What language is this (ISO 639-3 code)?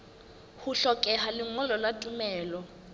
sot